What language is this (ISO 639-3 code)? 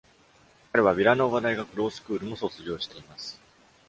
jpn